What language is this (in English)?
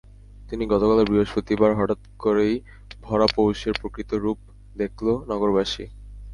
Bangla